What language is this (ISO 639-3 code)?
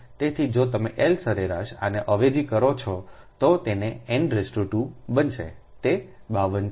guj